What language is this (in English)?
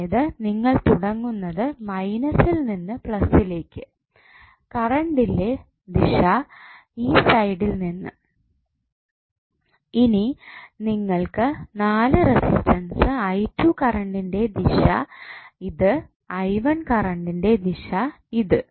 Malayalam